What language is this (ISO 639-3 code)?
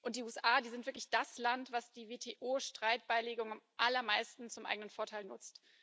deu